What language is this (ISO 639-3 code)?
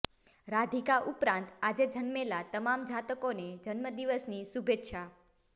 guj